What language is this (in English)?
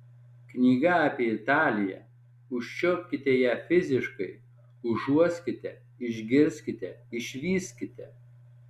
Lithuanian